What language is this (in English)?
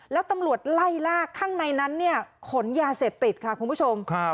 Thai